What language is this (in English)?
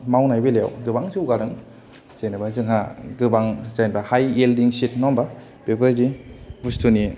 Bodo